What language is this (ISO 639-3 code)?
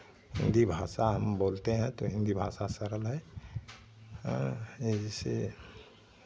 hin